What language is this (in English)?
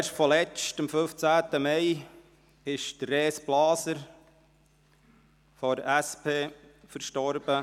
Swiss German